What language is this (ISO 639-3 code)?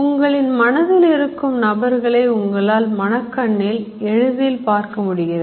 tam